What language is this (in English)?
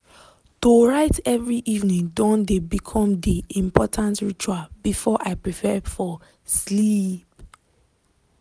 Nigerian Pidgin